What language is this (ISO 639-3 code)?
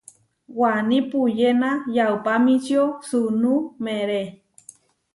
var